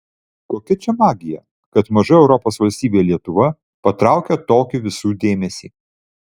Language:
Lithuanian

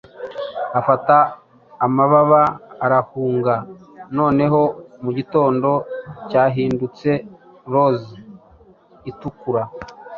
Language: Kinyarwanda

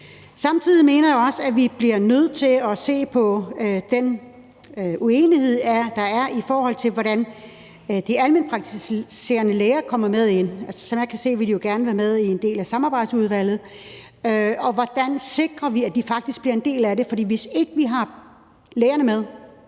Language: Danish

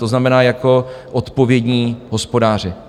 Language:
Czech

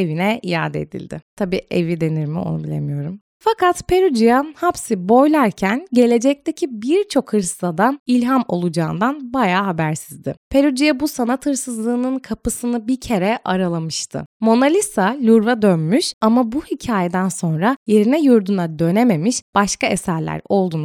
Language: Turkish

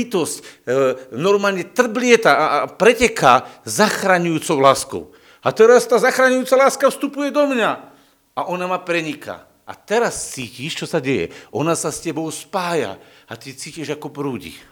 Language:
Slovak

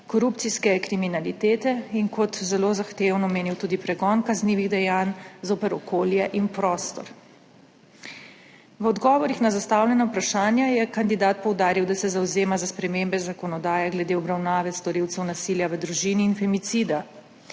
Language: Slovenian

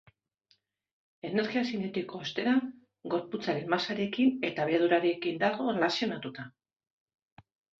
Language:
Basque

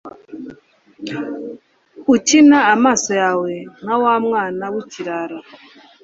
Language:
Kinyarwanda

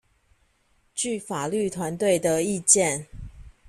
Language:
Chinese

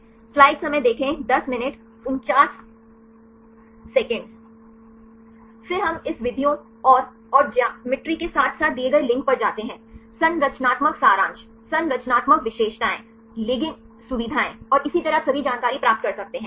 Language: Hindi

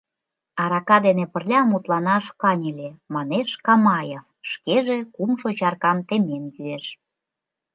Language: Mari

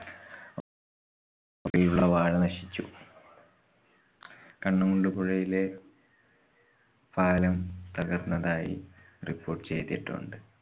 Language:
Malayalam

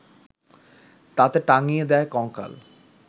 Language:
Bangla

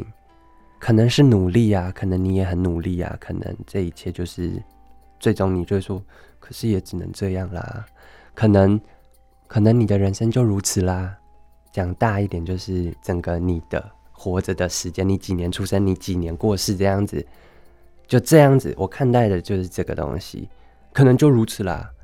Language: Chinese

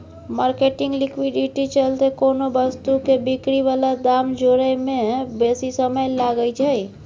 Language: Maithili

